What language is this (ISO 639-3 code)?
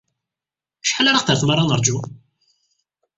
kab